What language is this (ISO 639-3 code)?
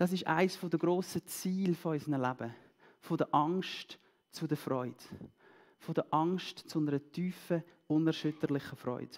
deu